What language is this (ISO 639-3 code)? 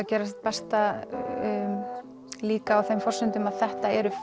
isl